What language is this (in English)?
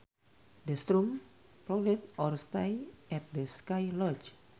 Sundanese